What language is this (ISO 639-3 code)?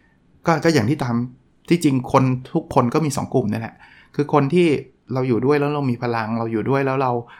tha